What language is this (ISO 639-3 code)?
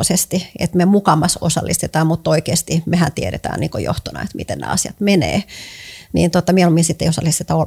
fin